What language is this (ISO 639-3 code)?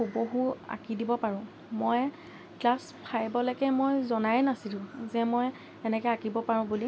asm